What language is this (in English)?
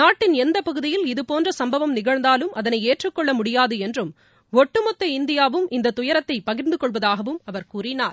Tamil